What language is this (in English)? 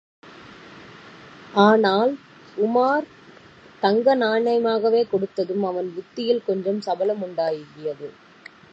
Tamil